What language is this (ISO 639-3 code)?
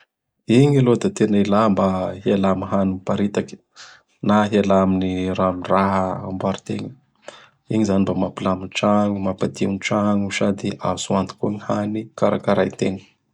bhr